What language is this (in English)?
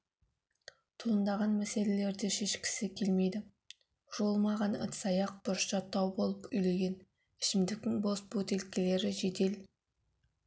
Kazakh